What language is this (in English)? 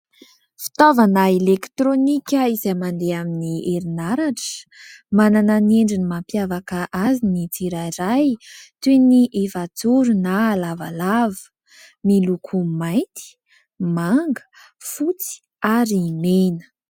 Malagasy